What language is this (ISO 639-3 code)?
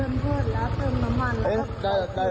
tha